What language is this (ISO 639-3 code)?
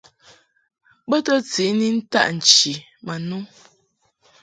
mhk